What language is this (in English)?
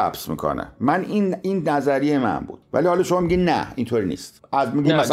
Persian